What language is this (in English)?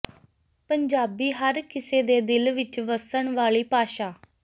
Punjabi